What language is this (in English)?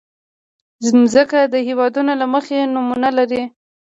Pashto